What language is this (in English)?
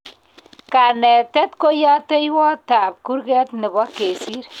Kalenjin